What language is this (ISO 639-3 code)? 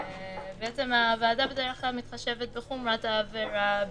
heb